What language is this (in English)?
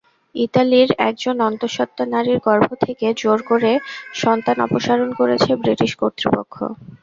Bangla